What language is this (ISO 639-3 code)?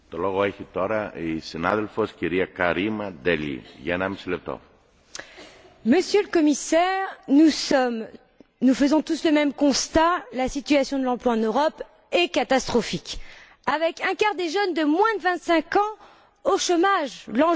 fra